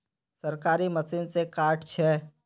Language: Magahi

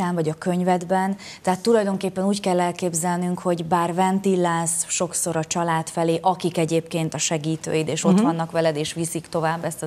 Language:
Hungarian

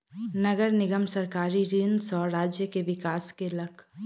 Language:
Maithili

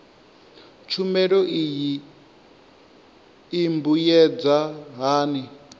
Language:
Venda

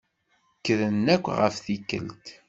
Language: Kabyle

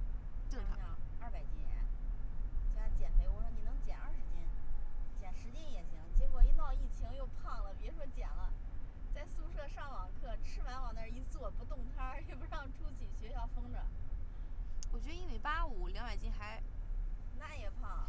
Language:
Chinese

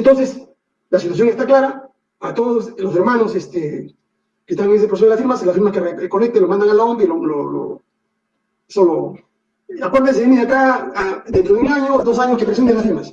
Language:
Spanish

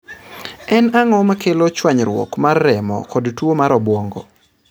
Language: Luo (Kenya and Tanzania)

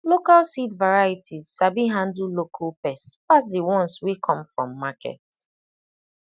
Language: Nigerian Pidgin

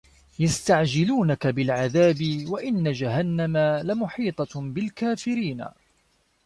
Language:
Arabic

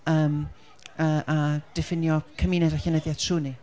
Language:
Welsh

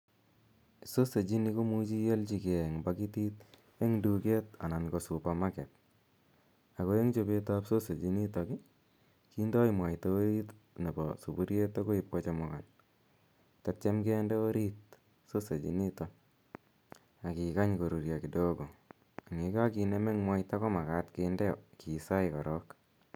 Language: Kalenjin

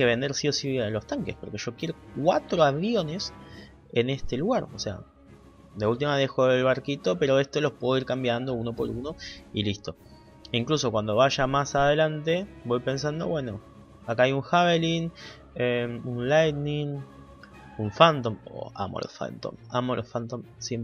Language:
Spanish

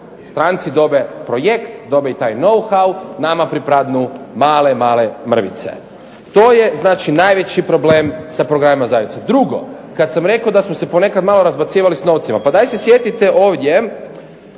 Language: Croatian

